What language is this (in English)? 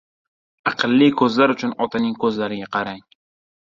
Uzbek